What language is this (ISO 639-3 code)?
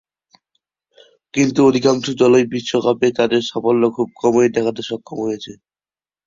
ben